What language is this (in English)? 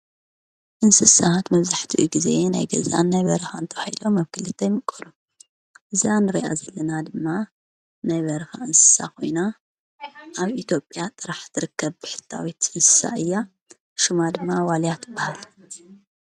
Tigrinya